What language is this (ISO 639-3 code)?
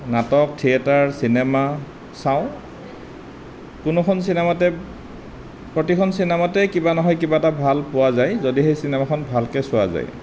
asm